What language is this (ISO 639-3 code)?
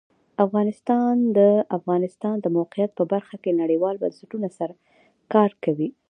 pus